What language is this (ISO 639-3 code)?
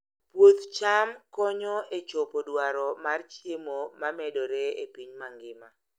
luo